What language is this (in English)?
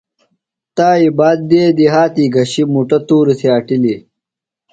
Phalura